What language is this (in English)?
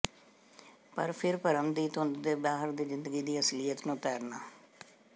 Punjabi